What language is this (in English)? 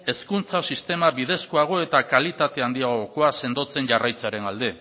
Basque